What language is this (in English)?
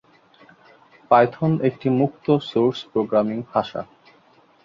Bangla